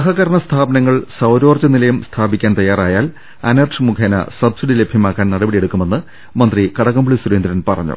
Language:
Malayalam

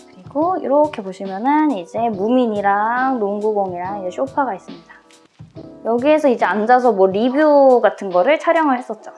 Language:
Korean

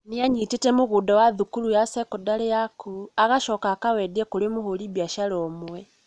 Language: Kikuyu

